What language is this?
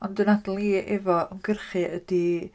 Welsh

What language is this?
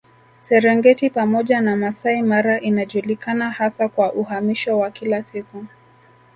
Swahili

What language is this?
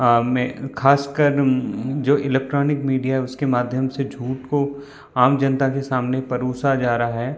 Hindi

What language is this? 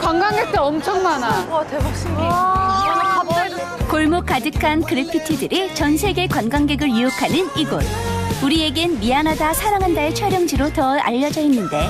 Korean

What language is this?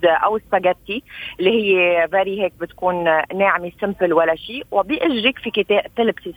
Arabic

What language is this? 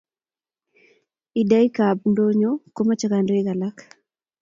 Kalenjin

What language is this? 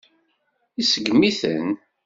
Kabyle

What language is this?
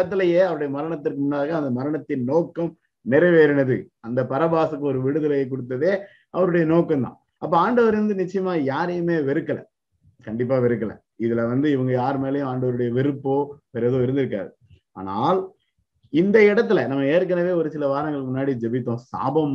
Tamil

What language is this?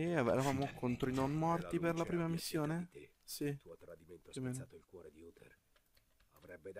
Italian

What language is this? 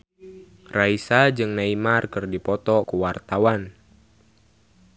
Sundanese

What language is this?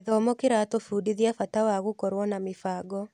Kikuyu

